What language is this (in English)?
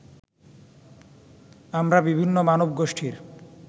Bangla